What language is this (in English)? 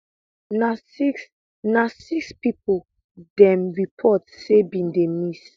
Nigerian Pidgin